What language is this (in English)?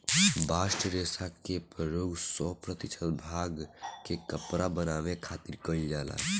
Bhojpuri